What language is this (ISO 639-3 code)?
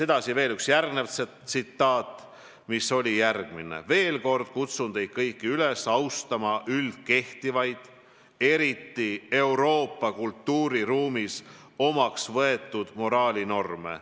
est